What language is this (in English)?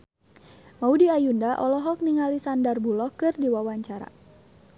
Sundanese